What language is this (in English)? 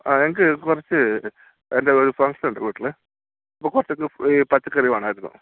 Malayalam